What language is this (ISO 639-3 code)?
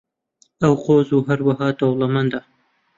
ckb